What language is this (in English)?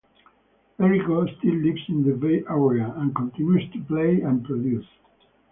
English